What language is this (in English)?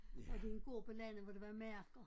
Danish